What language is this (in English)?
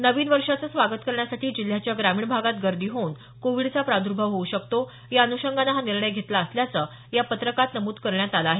Marathi